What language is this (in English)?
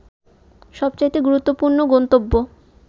Bangla